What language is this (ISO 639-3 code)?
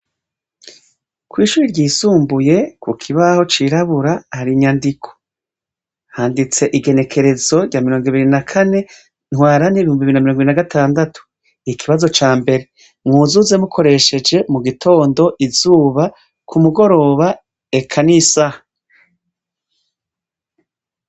run